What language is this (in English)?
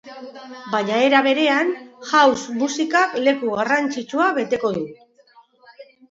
Basque